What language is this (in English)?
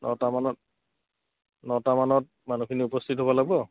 Assamese